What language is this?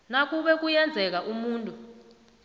South Ndebele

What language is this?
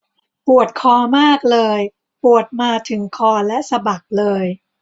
Thai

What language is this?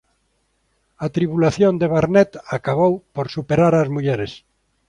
Galician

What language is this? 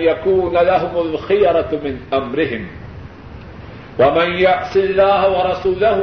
Urdu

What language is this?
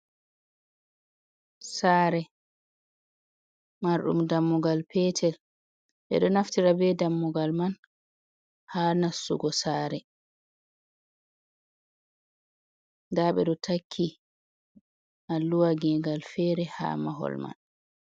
Fula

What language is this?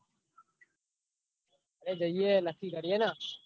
Gujarati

